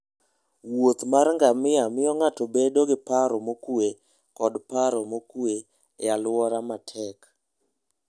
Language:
Luo (Kenya and Tanzania)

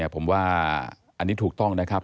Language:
Thai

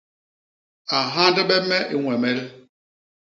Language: Basaa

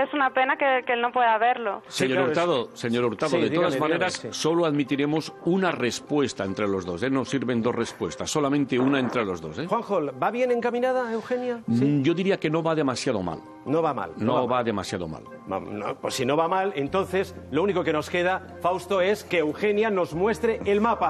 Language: Spanish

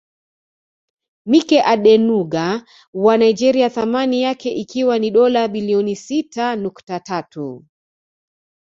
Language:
Swahili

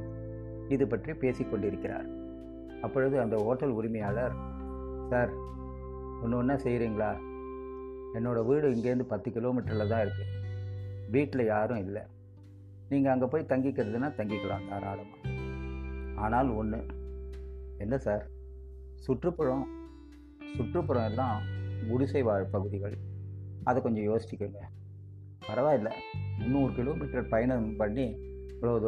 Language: Tamil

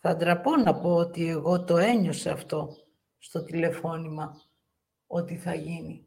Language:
Greek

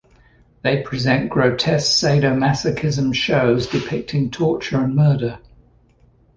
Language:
English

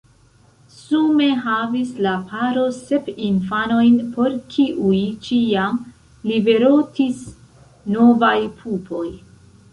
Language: Esperanto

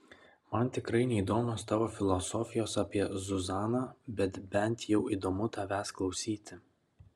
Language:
Lithuanian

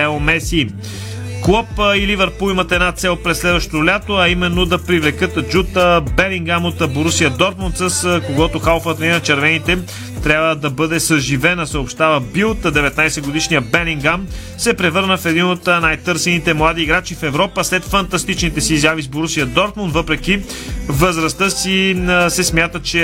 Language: Bulgarian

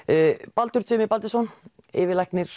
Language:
Icelandic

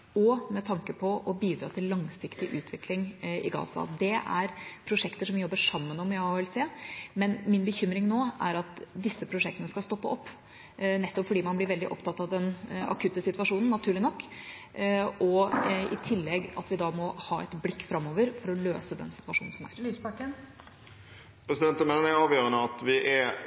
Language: Norwegian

